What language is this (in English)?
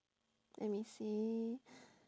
English